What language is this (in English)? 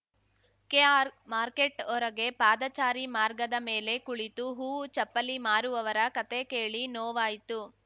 Kannada